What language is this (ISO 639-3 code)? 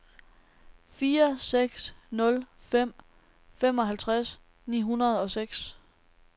dan